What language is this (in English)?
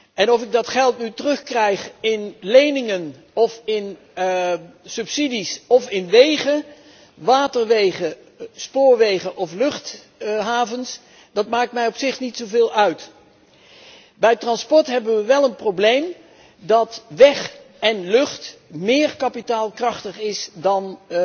Dutch